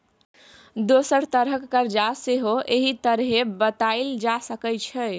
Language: Maithili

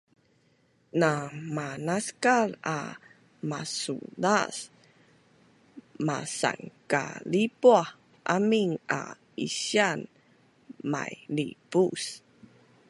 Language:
Bunun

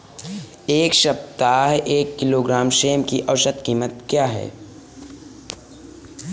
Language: Hindi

